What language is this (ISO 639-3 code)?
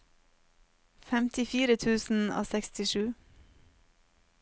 nor